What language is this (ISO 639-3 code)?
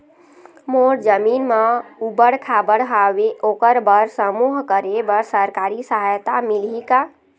hne